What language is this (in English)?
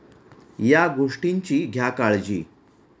Marathi